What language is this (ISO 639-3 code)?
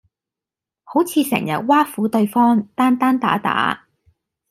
yue